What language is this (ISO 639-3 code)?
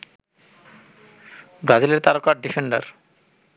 ben